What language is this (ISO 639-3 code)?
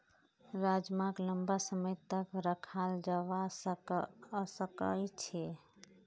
mag